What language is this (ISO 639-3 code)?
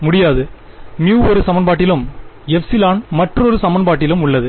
tam